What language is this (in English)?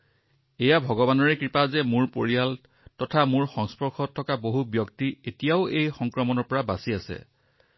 Assamese